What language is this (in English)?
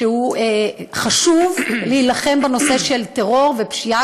Hebrew